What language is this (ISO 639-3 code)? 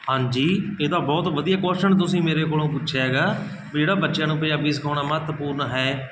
pan